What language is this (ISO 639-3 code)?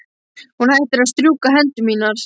isl